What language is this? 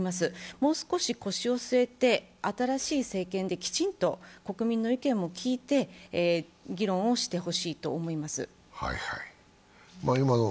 Japanese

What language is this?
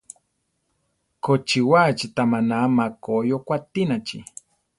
Central Tarahumara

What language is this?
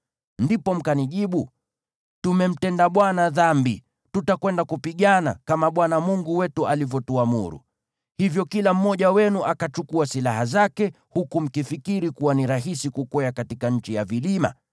Swahili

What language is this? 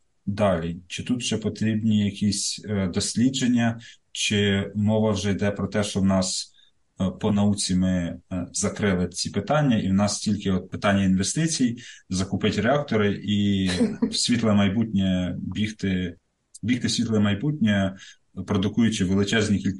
Ukrainian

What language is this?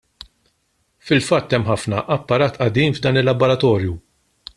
Maltese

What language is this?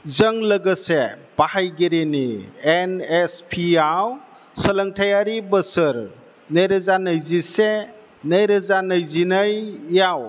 Bodo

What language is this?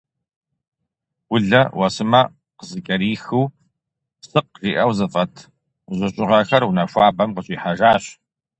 Kabardian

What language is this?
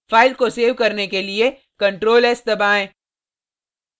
Hindi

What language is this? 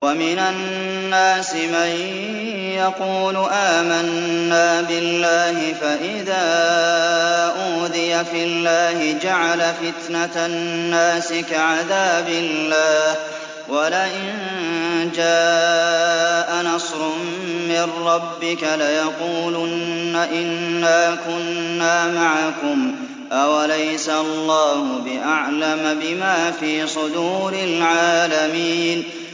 Arabic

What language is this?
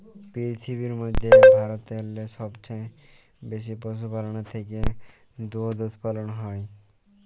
Bangla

